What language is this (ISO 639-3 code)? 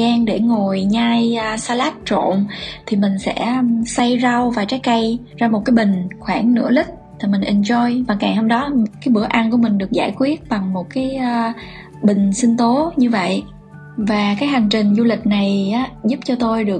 vie